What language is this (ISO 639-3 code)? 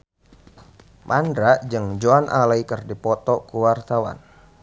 sun